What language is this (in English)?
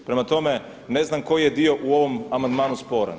Croatian